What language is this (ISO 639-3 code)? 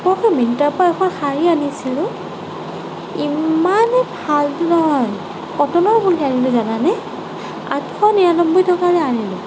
asm